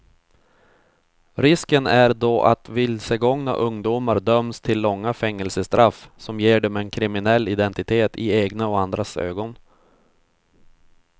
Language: Swedish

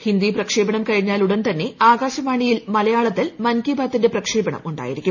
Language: Malayalam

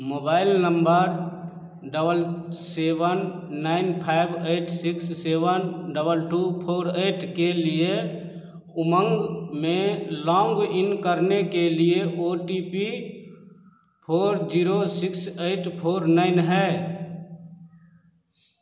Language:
Hindi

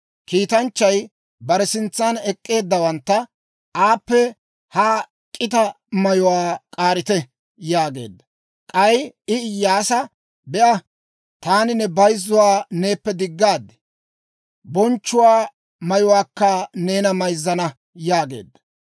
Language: Dawro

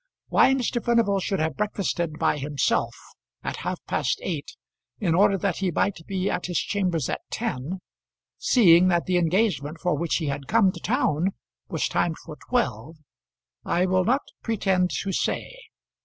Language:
English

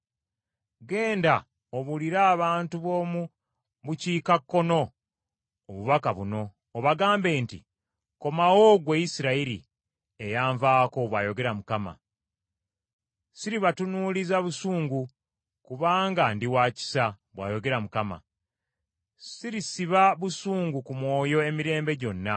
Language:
Ganda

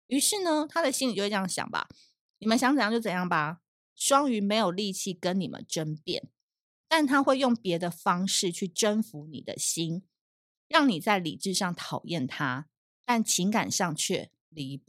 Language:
Chinese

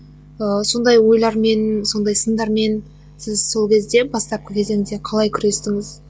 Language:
Kazakh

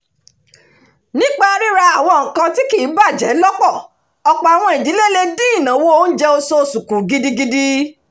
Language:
Yoruba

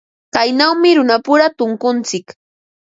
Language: Ambo-Pasco Quechua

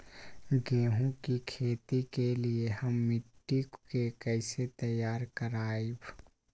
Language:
Magahi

